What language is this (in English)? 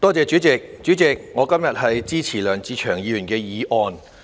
Cantonese